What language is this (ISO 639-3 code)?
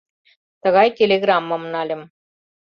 chm